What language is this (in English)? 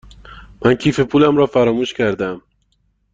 Persian